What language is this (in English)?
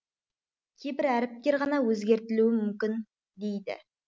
Kazakh